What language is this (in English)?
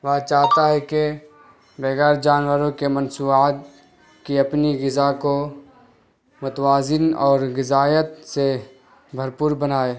Urdu